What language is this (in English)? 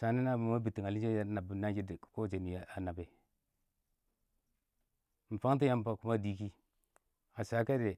Awak